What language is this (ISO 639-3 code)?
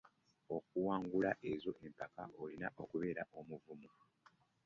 lug